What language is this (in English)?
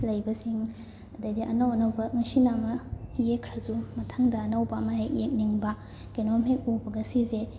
Manipuri